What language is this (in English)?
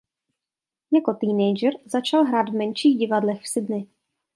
Czech